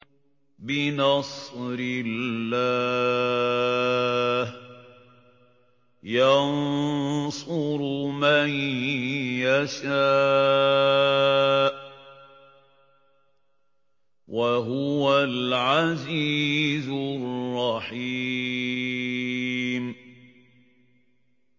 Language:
Arabic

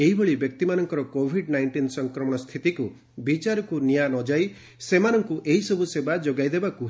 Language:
Odia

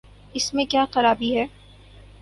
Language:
Urdu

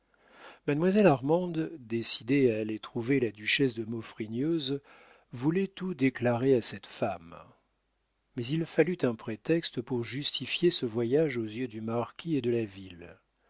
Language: French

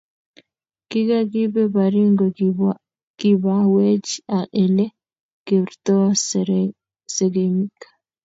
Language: Kalenjin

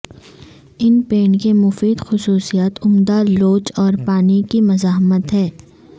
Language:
Urdu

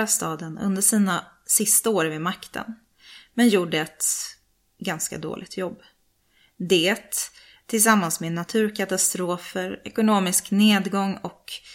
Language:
Swedish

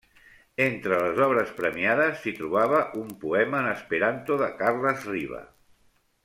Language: Catalan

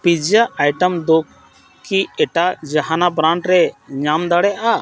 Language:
Santali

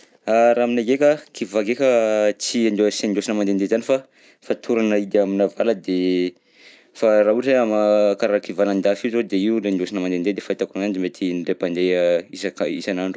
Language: Southern Betsimisaraka Malagasy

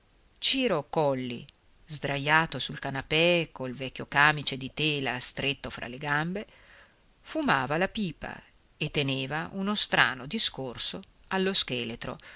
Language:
Italian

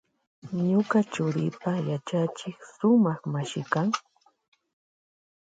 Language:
Loja Highland Quichua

